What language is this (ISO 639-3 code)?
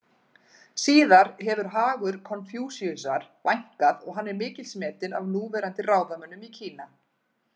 isl